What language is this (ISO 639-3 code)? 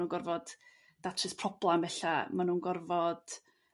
cym